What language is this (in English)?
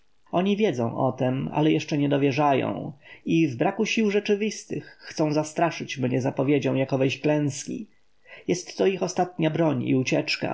Polish